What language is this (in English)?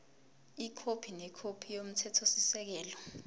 Zulu